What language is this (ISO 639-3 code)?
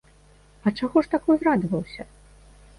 bel